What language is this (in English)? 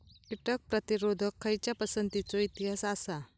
Marathi